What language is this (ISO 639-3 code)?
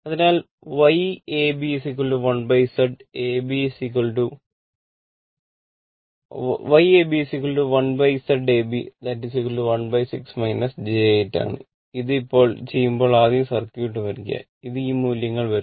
mal